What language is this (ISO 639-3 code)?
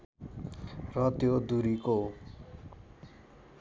nep